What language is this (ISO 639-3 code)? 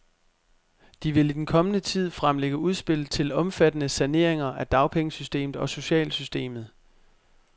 dan